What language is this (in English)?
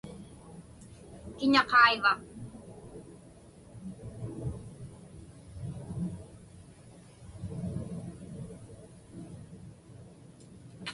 Inupiaq